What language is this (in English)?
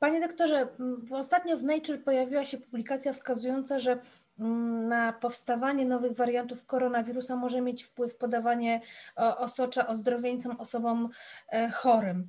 Polish